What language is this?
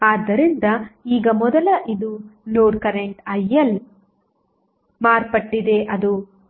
Kannada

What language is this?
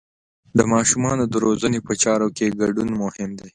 Pashto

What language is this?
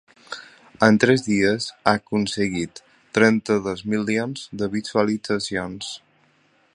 Catalan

